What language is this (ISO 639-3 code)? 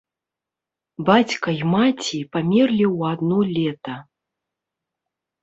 bel